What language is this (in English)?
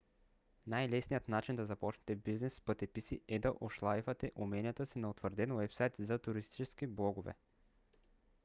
Bulgarian